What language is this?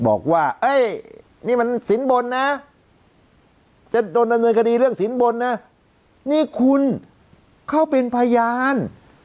Thai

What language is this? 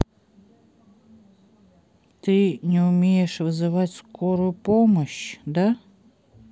Russian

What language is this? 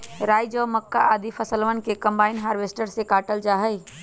Magahi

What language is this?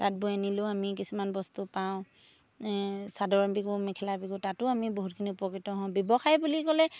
Assamese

